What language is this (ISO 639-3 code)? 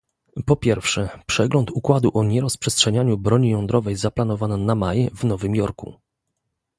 pol